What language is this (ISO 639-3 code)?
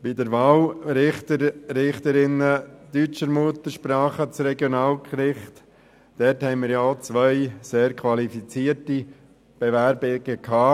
gsw